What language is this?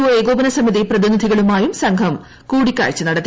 Malayalam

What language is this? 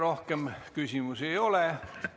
Estonian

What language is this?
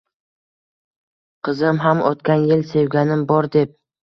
Uzbek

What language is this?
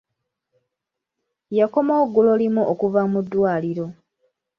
Ganda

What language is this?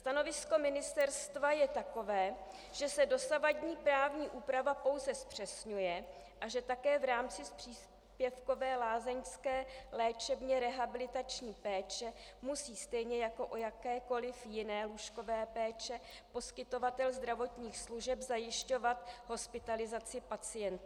Czech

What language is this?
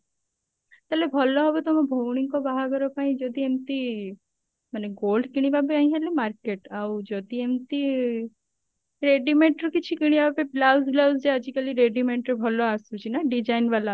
Odia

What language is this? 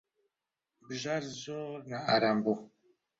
Central Kurdish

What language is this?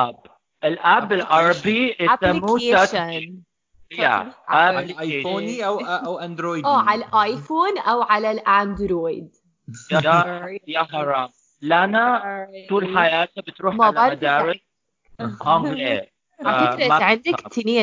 Arabic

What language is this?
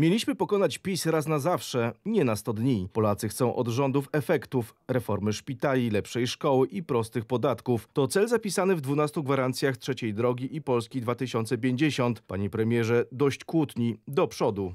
Polish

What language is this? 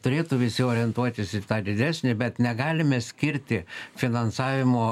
Lithuanian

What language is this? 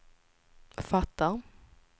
Swedish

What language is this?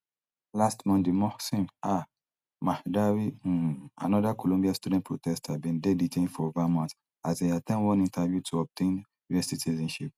Nigerian Pidgin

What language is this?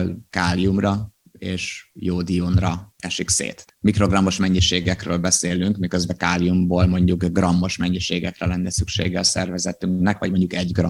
Hungarian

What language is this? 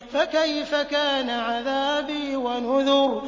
Arabic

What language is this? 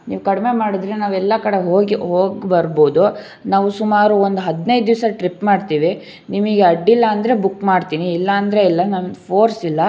Kannada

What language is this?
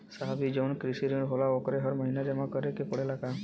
Bhojpuri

